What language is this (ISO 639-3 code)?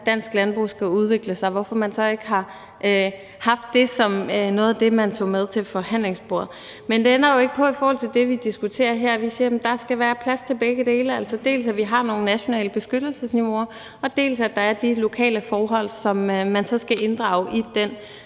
dan